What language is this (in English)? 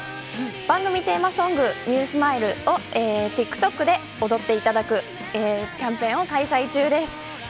Japanese